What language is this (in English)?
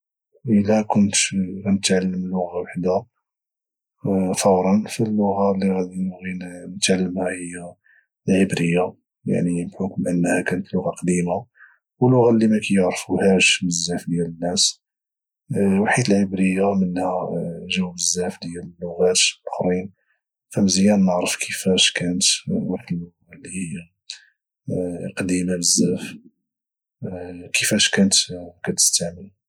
Moroccan Arabic